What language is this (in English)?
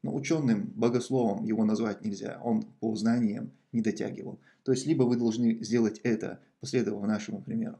Russian